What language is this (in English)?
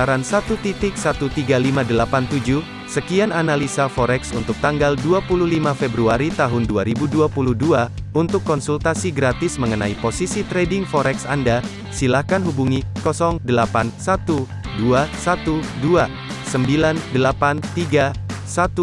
Indonesian